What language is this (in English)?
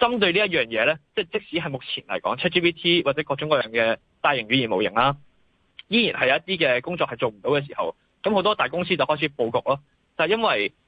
Chinese